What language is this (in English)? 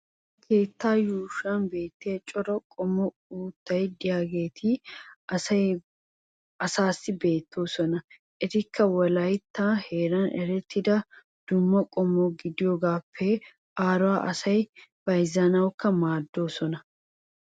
Wolaytta